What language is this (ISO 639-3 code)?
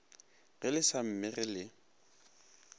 nso